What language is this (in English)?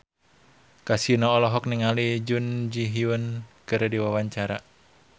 Sundanese